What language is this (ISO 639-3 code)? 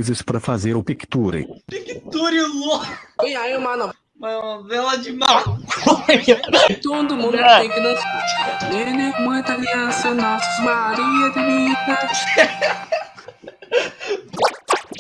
por